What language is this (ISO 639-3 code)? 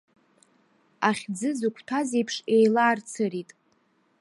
abk